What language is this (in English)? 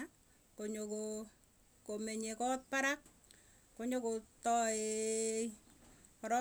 Tugen